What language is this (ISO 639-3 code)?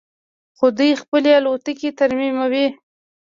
pus